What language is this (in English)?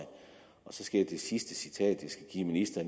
Danish